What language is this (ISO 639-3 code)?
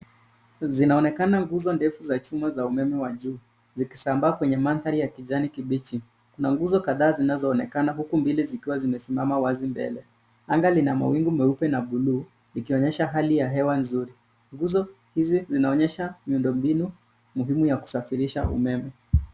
swa